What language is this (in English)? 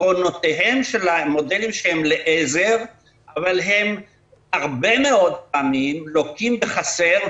Hebrew